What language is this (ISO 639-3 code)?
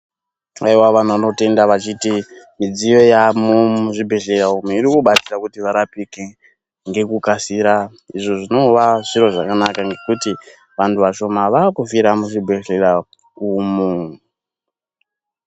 ndc